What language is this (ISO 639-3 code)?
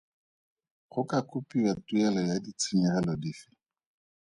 tsn